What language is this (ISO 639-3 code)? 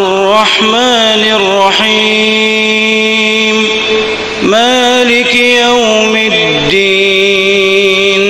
ara